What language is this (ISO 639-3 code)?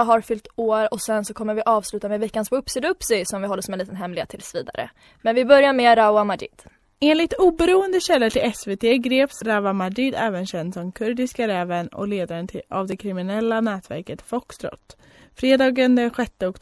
swe